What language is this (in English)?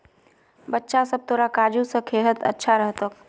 Magahi